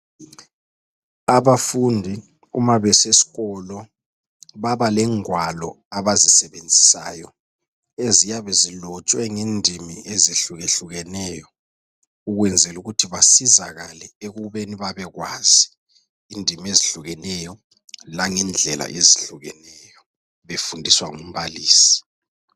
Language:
North Ndebele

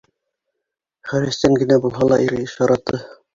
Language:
Bashkir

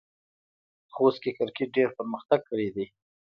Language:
Pashto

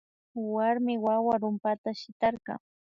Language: Imbabura Highland Quichua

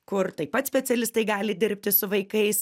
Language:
Lithuanian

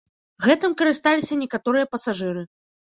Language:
Belarusian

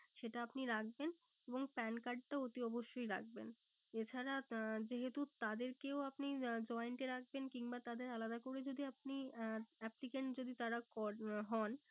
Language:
Bangla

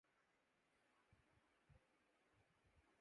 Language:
Urdu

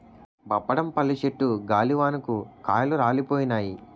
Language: Telugu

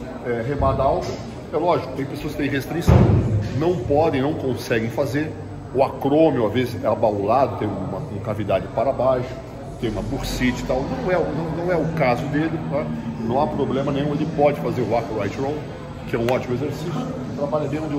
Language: Portuguese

